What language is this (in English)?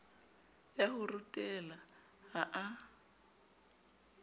Southern Sotho